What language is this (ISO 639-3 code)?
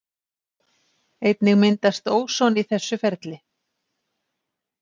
isl